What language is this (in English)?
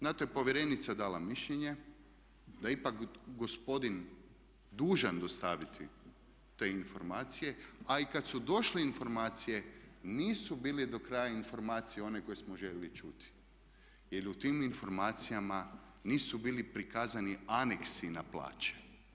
Croatian